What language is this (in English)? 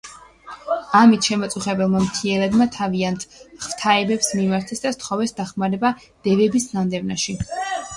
Georgian